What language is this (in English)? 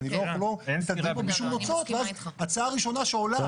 Hebrew